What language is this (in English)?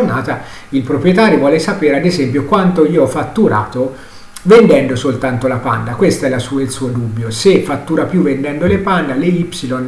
Italian